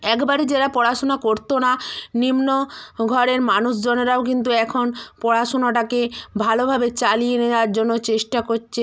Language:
Bangla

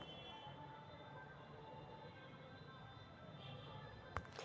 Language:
Magahi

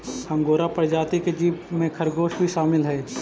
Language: Magahi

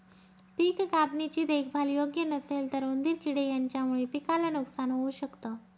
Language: Marathi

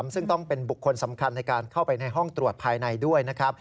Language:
Thai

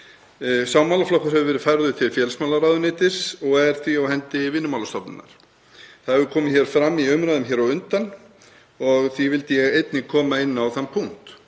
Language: Icelandic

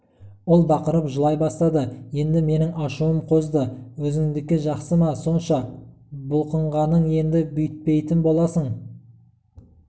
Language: Kazakh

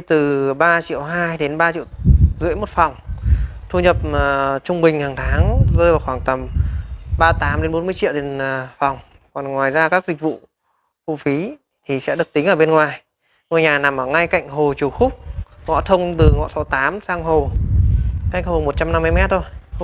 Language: Vietnamese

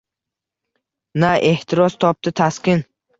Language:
Uzbek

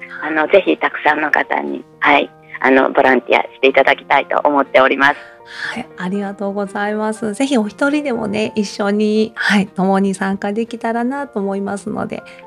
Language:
Japanese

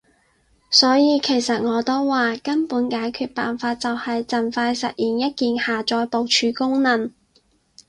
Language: Cantonese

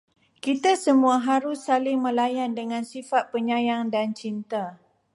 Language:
Malay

